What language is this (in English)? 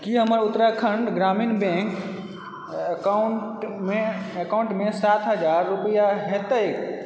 Maithili